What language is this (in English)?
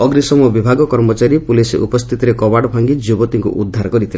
Odia